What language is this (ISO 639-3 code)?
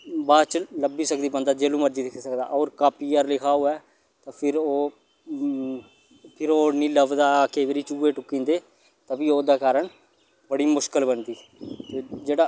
doi